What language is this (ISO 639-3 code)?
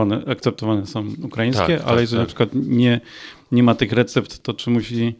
pol